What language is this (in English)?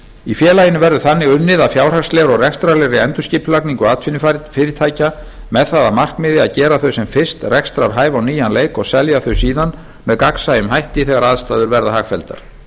Icelandic